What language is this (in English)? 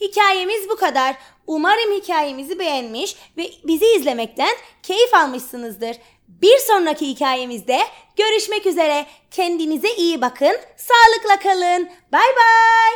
Turkish